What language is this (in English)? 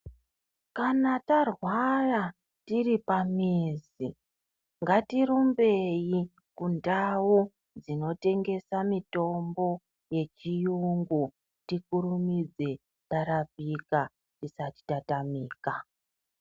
Ndau